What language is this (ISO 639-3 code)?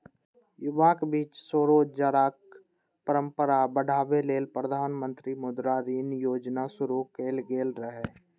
mai